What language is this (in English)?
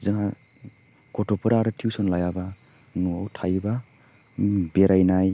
Bodo